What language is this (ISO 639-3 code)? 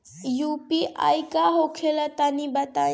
bho